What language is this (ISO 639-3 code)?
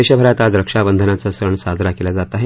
mar